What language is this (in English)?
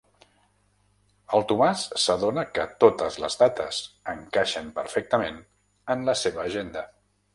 Catalan